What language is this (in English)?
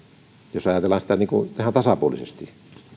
Finnish